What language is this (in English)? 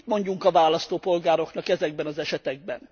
Hungarian